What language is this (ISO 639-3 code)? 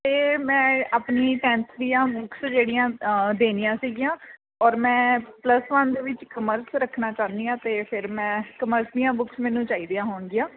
pan